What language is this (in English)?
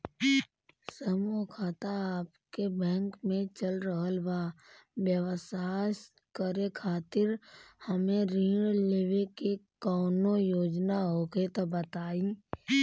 Bhojpuri